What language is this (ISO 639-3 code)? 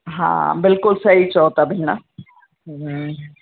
snd